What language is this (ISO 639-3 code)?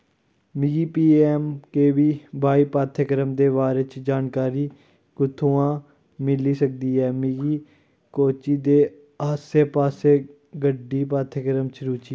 doi